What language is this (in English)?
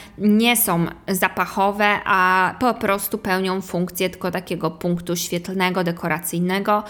Polish